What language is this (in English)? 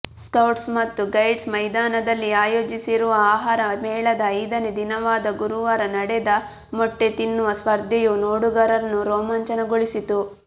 Kannada